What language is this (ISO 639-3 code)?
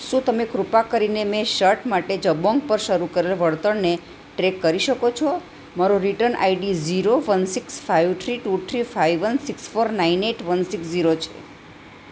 guj